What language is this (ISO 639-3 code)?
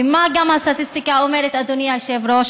heb